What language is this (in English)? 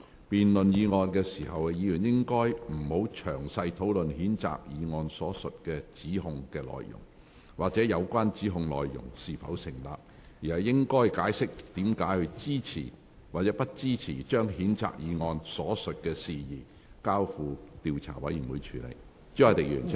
Cantonese